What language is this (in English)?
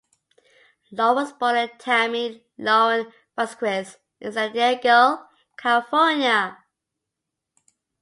English